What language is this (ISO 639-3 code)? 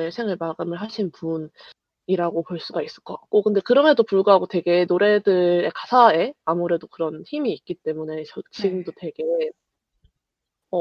kor